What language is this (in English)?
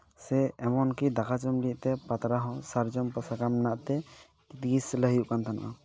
Santali